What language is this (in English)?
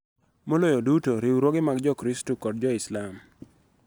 Luo (Kenya and Tanzania)